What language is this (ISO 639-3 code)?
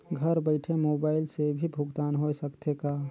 hne